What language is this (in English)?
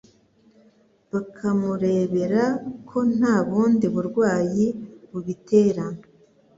Kinyarwanda